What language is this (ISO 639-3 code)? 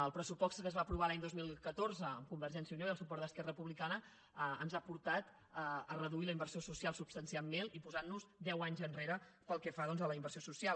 cat